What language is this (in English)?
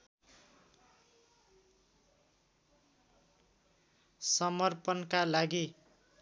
Nepali